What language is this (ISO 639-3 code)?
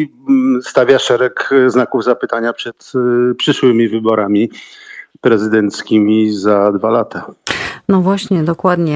pol